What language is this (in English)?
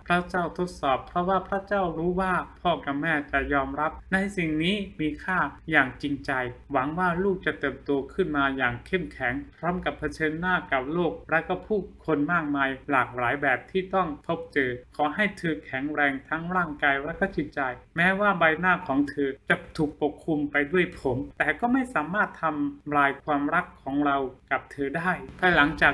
Thai